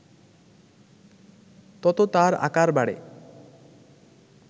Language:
Bangla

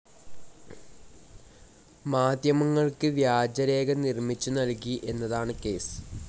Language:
Malayalam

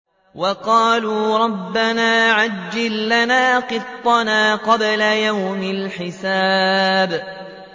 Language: Arabic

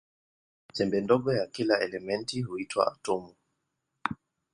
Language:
Swahili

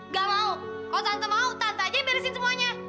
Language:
Indonesian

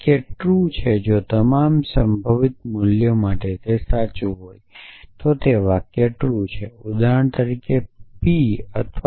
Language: Gujarati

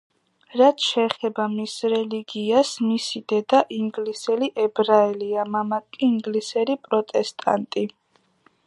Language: Georgian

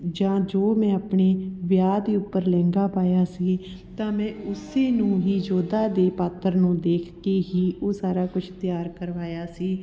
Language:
Punjabi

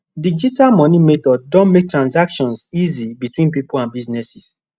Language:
Nigerian Pidgin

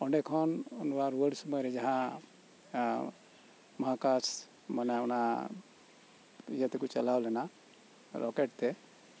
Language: Santali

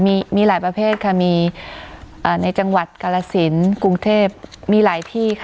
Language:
Thai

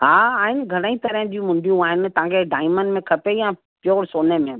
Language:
Sindhi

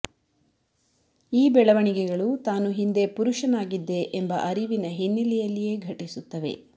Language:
Kannada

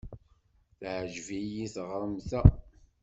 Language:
Kabyle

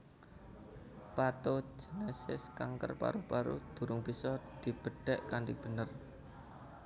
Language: Javanese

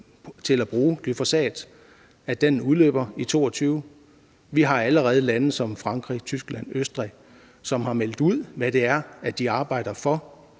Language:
Danish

